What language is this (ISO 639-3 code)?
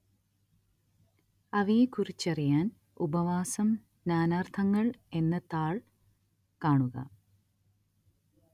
mal